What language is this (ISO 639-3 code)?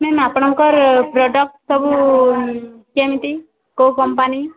ori